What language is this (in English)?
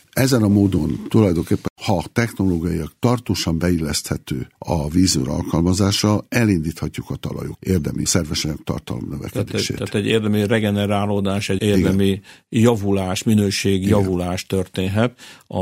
Hungarian